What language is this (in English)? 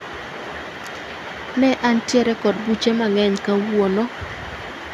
Luo (Kenya and Tanzania)